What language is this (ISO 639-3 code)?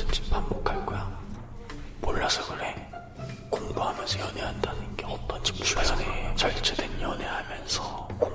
kor